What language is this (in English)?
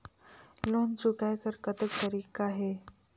Chhattisgarhi